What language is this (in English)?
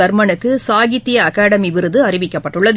Tamil